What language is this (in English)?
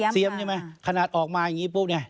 Thai